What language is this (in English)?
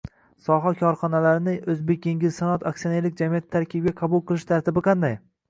Uzbek